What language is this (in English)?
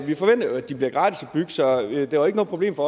Danish